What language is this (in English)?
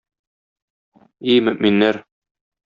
Tatar